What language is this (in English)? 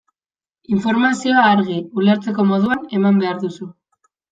Basque